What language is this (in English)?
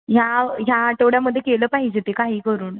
Marathi